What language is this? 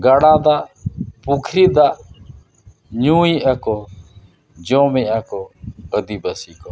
Santali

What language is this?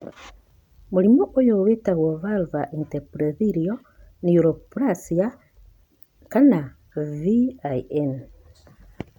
Kikuyu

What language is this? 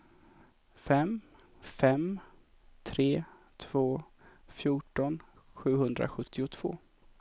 Swedish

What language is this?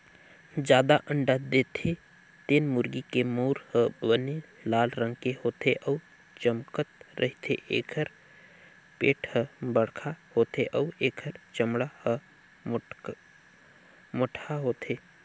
Chhattisgarhi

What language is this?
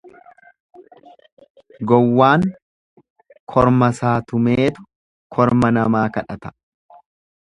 Oromo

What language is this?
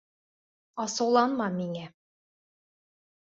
Bashkir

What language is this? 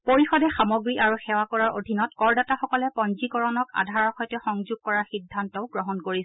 Assamese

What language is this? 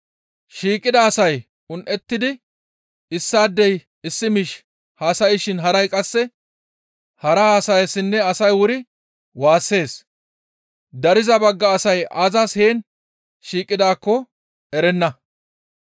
Gamo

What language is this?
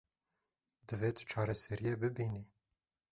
Kurdish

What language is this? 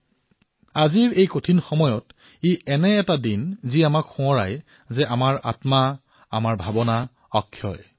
Assamese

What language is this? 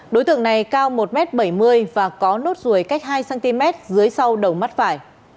Vietnamese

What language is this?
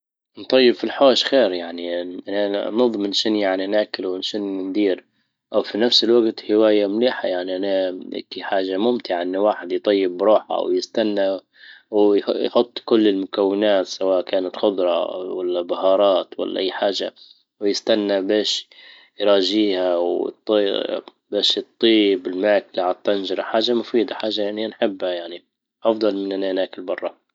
Libyan Arabic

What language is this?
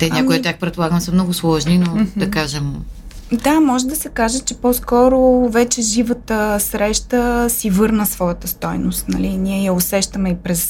Bulgarian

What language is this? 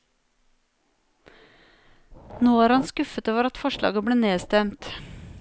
Norwegian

